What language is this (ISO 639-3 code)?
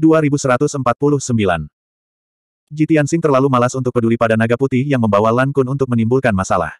ind